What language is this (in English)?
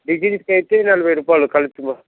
Telugu